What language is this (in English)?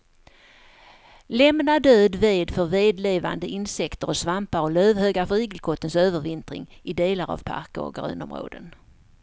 Swedish